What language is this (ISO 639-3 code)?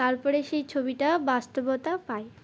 ben